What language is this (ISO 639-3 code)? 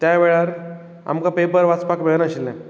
kok